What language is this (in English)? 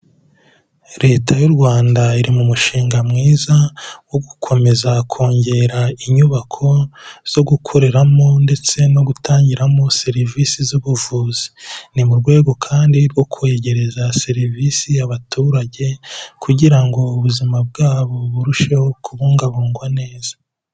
Kinyarwanda